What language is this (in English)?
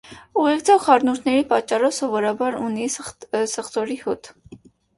Armenian